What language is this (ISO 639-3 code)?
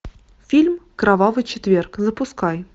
rus